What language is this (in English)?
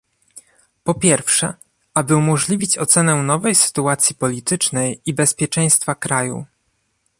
Polish